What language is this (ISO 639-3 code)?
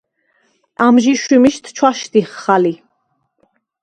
sva